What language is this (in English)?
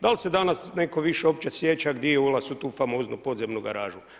Croatian